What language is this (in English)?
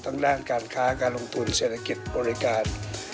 Thai